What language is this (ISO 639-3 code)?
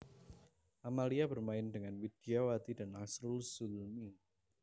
jav